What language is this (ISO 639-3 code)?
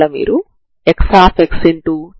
tel